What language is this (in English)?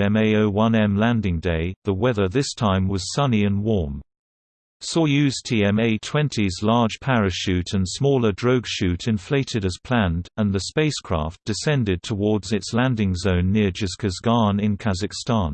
English